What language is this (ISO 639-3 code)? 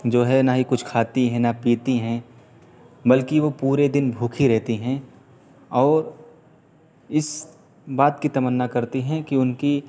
urd